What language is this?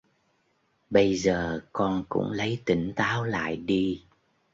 Vietnamese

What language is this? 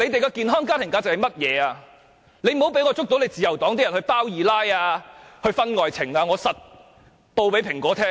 Cantonese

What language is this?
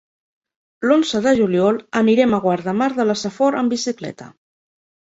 Catalan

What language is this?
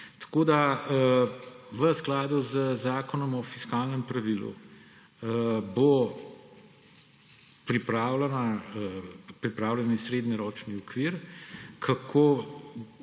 Slovenian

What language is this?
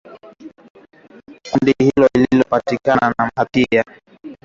Swahili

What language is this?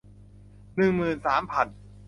Thai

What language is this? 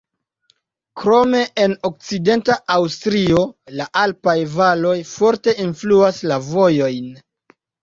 Esperanto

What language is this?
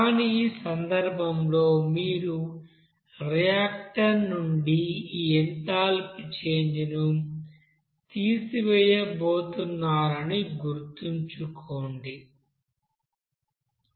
Telugu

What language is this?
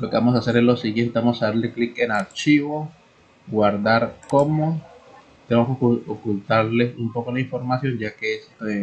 Spanish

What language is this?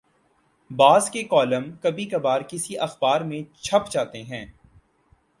Urdu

